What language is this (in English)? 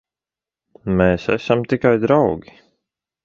Latvian